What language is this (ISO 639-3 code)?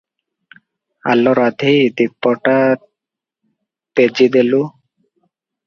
ori